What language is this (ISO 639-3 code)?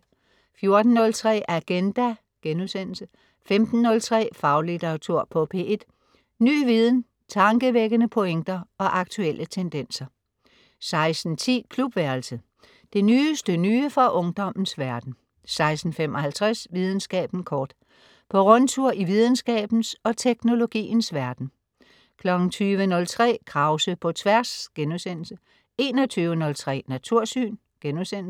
dan